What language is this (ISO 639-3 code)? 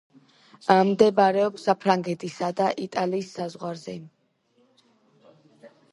kat